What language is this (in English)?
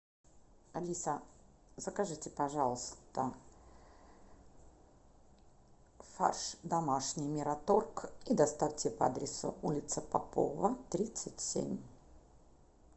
Russian